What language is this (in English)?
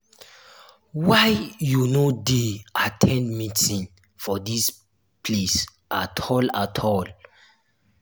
Nigerian Pidgin